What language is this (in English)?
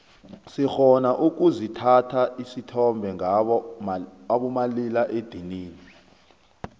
South Ndebele